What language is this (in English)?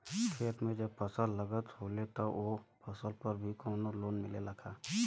Bhojpuri